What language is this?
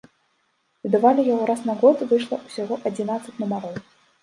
Belarusian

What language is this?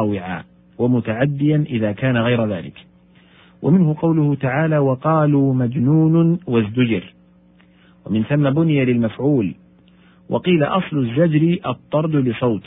Arabic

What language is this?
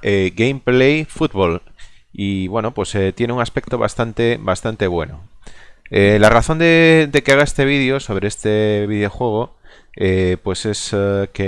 Spanish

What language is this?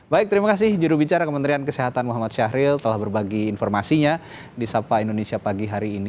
Indonesian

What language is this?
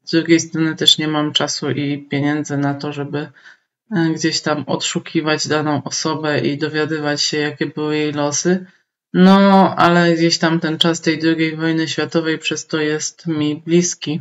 Polish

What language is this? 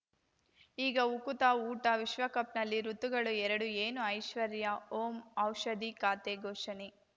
Kannada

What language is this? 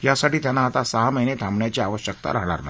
Marathi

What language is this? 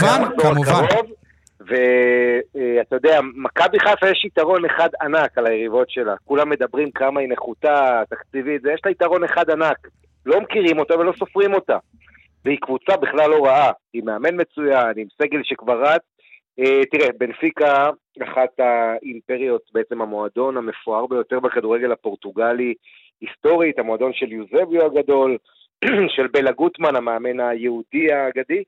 Hebrew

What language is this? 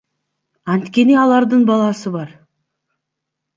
Kyrgyz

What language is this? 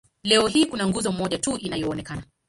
Swahili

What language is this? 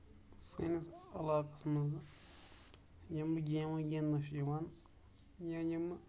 Kashmiri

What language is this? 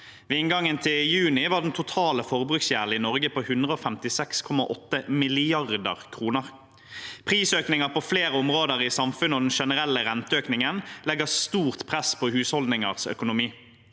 Norwegian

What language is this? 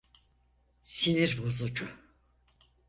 Turkish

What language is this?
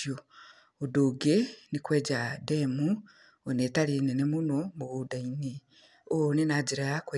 Kikuyu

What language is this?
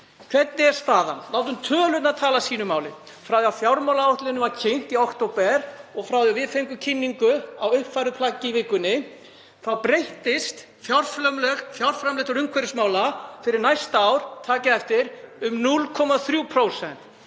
Icelandic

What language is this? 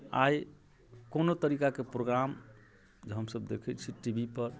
Maithili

